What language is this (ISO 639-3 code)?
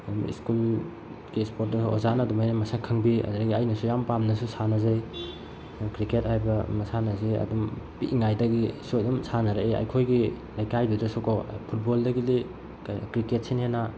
mni